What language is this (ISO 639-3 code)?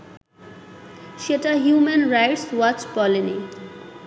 ben